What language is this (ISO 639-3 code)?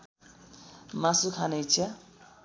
nep